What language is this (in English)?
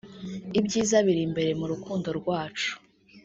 Kinyarwanda